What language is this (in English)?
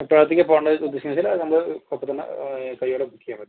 Malayalam